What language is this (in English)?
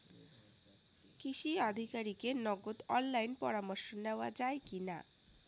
Bangla